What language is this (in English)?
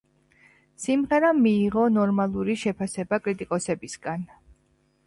Georgian